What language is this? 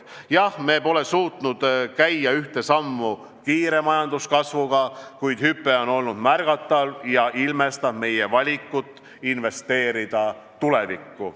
Estonian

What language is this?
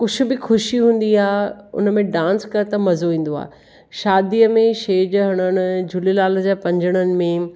Sindhi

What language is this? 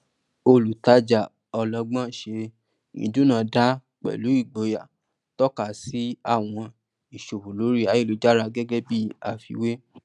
Yoruba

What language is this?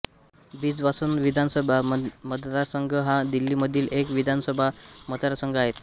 Marathi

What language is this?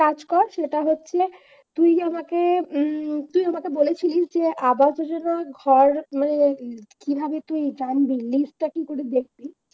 Bangla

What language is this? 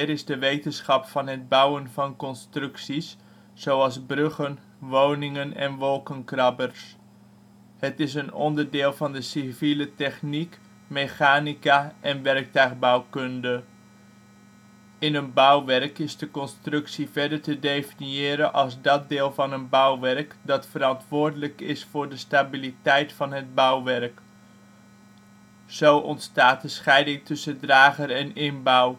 Dutch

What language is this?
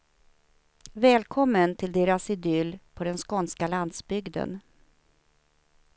Swedish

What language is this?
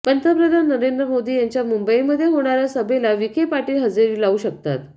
Marathi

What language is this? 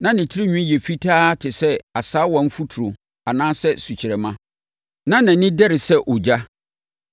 Akan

